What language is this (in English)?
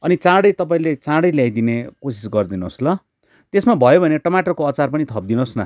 Nepali